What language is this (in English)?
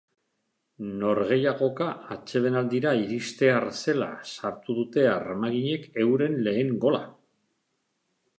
Basque